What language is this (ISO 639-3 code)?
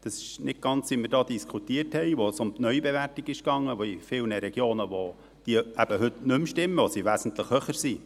gsw